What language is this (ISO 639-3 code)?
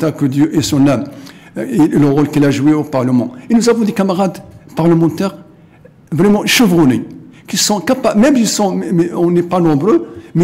fra